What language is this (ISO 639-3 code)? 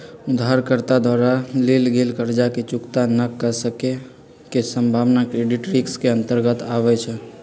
mag